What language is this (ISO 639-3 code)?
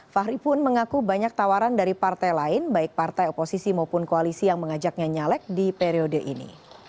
ind